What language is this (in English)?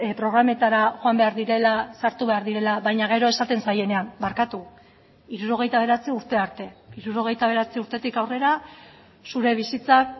Basque